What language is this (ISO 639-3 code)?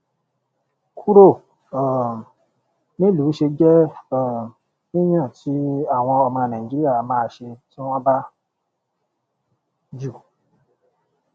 yor